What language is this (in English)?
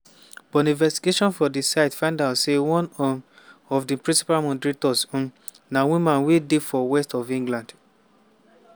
Nigerian Pidgin